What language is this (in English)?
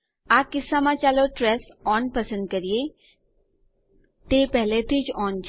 Gujarati